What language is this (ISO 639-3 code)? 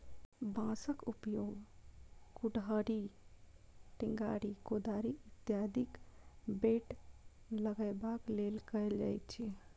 mai